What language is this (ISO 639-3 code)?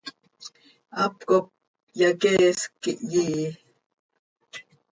sei